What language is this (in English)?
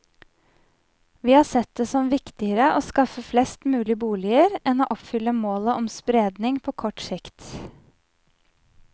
Norwegian